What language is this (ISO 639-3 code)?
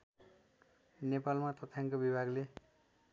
nep